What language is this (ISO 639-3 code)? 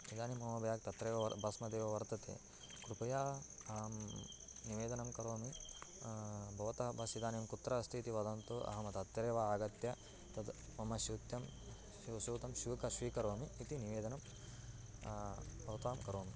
san